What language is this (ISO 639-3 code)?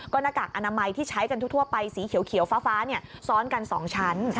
tha